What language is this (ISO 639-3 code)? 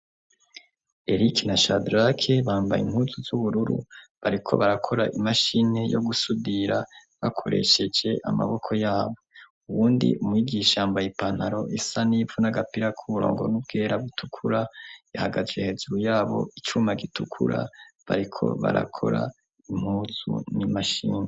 run